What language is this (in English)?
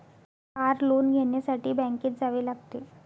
Marathi